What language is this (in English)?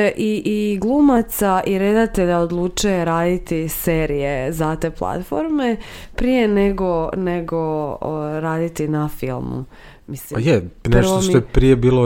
Croatian